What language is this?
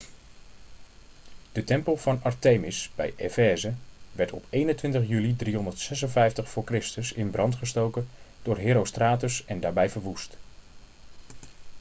Dutch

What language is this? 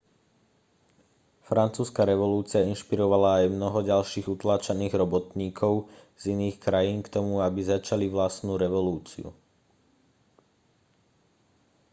Slovak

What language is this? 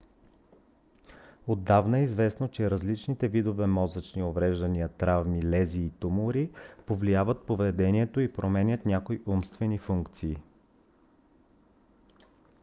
Bulgarian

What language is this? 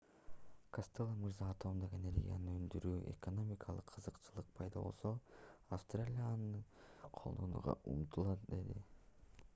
Kyrgyz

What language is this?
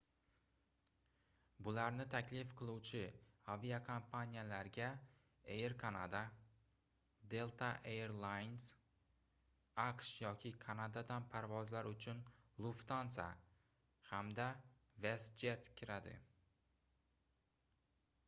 Uzbek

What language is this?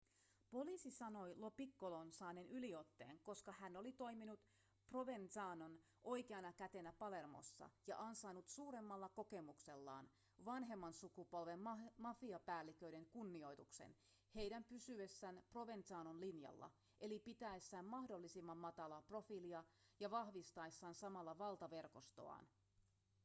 Finnish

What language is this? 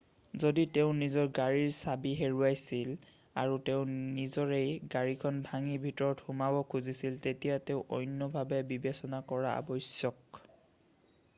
Assamese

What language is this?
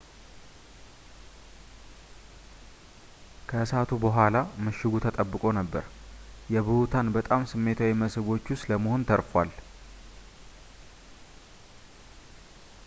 Amharic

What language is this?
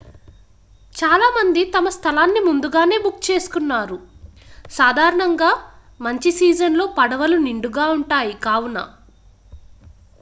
Telugu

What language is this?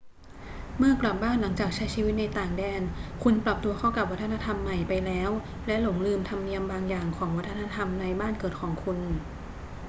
Thai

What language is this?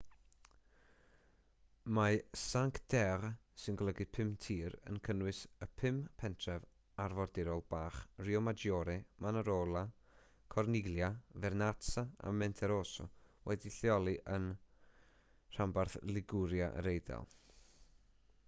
Welsh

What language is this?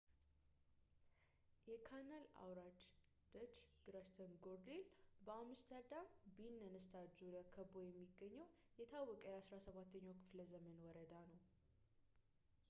Amharic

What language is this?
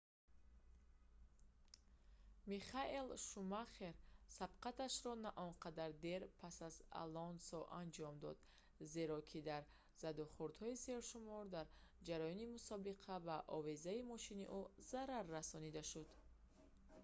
Tajik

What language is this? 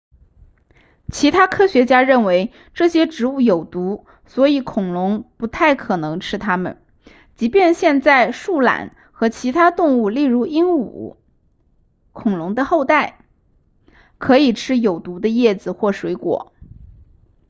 Chinese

